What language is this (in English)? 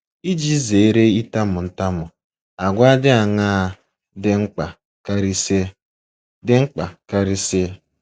Igbo